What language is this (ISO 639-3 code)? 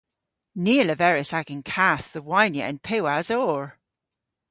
cor